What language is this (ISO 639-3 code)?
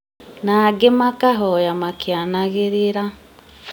kik